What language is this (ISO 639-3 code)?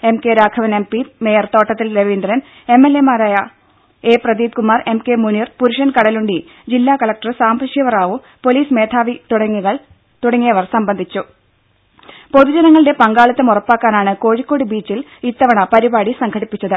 mal